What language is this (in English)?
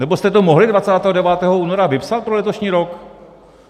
Czech